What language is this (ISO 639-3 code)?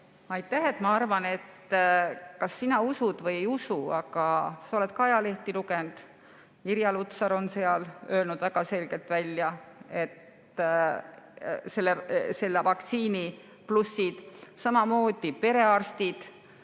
est